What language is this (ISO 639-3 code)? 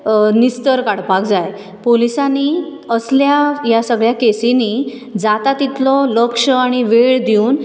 kok